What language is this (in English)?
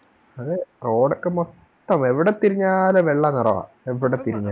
Malayalam